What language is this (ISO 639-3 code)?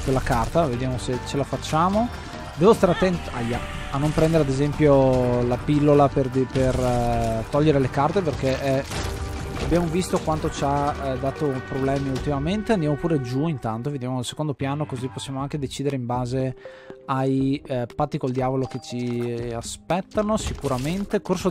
ita